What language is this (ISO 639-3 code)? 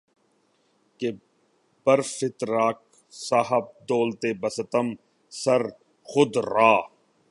urd